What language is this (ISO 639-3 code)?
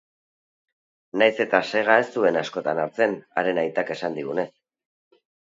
eus